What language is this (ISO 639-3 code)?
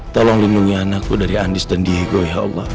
ind